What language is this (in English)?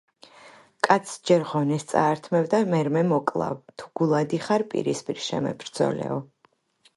Georgian